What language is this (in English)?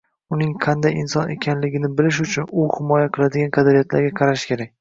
Uzbek